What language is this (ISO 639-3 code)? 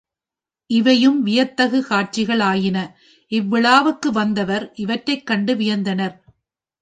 tam